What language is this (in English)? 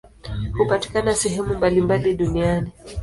Swahili